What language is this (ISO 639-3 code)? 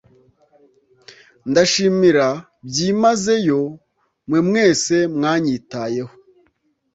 kin